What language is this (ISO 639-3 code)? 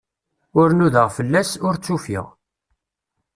kab